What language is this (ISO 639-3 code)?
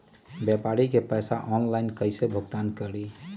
mag